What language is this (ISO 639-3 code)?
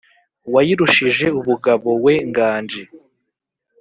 kin